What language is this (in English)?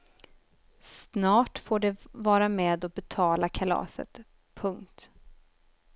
Swedish